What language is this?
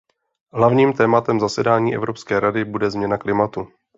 Czech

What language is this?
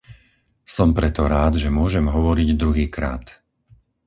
Slovak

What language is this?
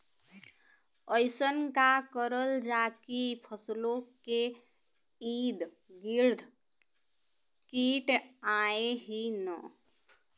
Bhojpuri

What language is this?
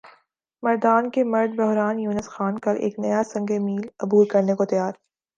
Urdu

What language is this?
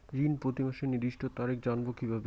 Bangla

